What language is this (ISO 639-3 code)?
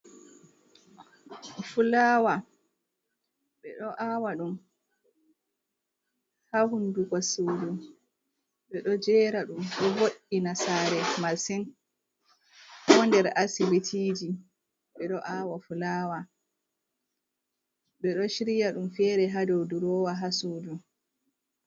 ful